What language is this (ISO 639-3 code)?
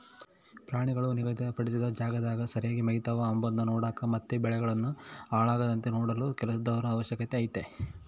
kan